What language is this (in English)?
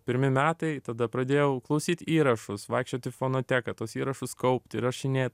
Lithuanian